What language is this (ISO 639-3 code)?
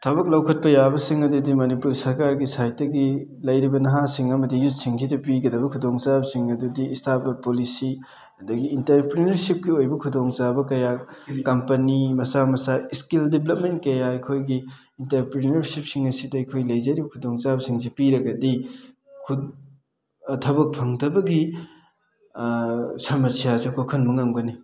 mni